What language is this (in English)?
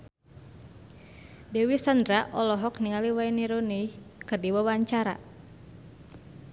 Sundanese